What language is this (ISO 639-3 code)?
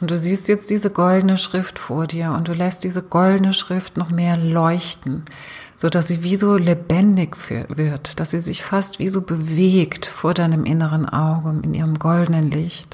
deu